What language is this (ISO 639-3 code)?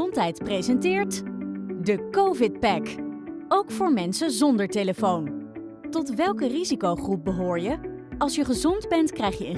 nld